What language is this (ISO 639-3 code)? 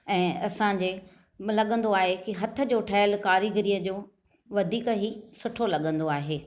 snd